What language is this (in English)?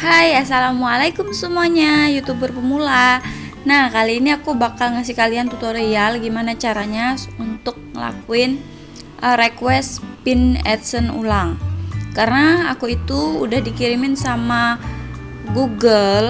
Indonesian